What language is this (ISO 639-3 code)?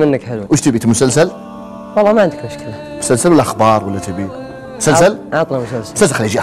ara